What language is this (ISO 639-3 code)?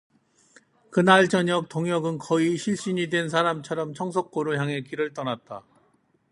kor